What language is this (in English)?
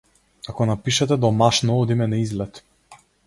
Macedonian